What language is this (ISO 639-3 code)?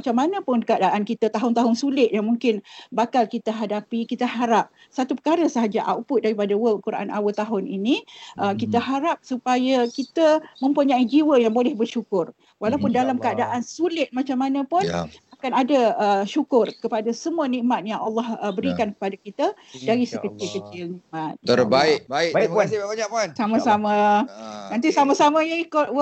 msa